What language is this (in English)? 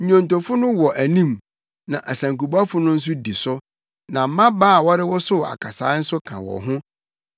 Akan